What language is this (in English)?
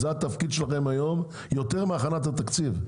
Hebrew